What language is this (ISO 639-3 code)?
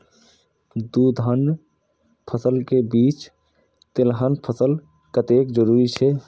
mai